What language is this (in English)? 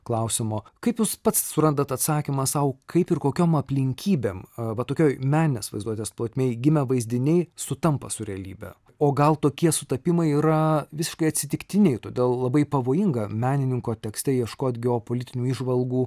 Lithuanian